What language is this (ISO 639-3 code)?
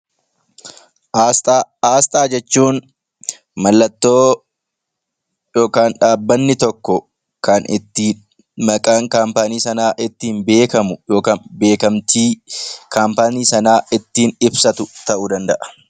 orm